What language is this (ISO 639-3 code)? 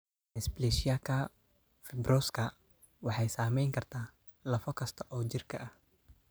som